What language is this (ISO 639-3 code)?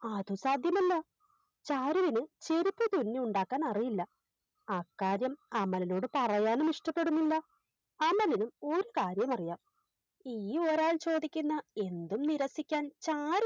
mal